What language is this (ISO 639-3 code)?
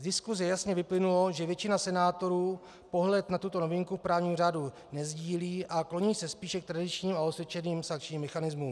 ces